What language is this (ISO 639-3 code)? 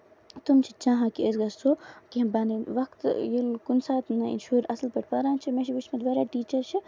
kas